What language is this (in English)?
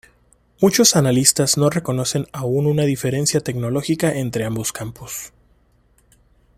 Spanish